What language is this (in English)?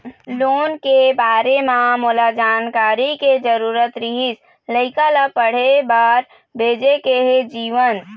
Chhattisgarhi